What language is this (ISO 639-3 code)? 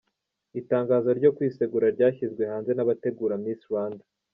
kin